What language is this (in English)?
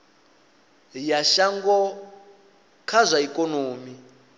Venda